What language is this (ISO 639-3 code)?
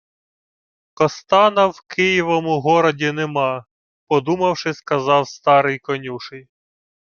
ukr